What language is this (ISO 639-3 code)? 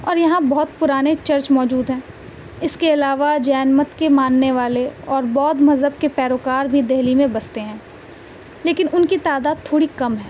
urd